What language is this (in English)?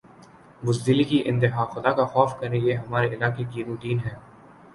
Urdu